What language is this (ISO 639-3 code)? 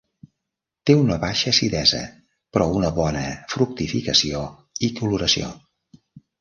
cat